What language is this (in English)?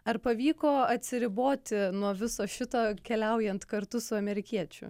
Lithuanian